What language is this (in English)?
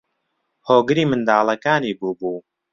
Central Kurdish